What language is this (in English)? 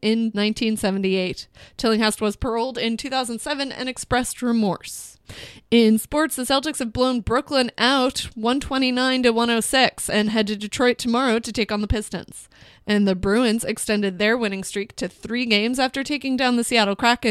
English